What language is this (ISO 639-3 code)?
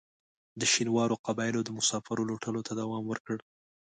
pus